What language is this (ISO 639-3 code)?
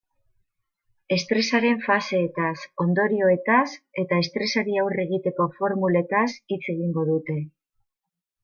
eus